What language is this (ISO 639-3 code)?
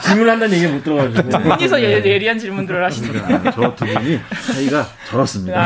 kor